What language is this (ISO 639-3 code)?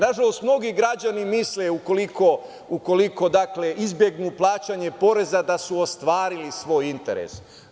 srp